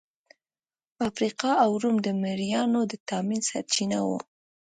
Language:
Pashto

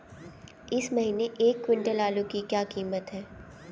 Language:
Hindi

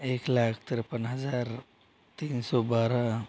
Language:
Hindi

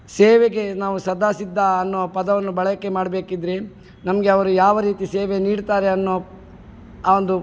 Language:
Kannada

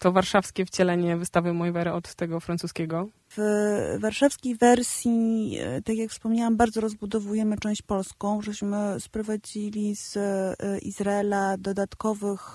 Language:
Polish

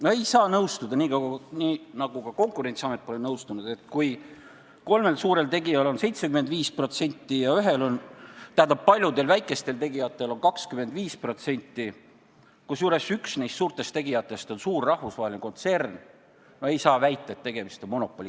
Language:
Estonian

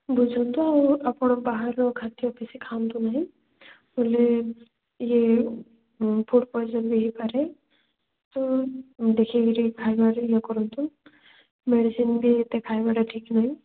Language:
Odia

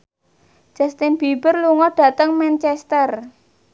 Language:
Javanese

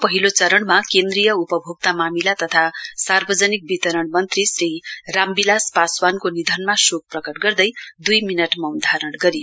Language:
Nepali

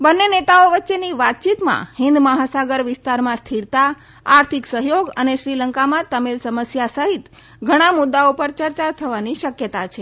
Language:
Gujarati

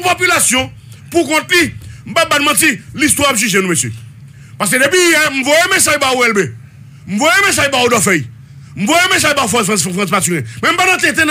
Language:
French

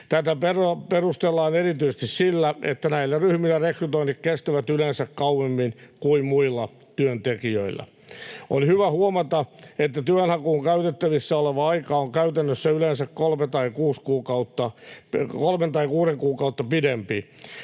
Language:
Finnish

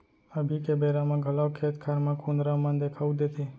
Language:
Chhattisgarhi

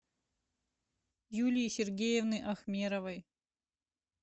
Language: Russian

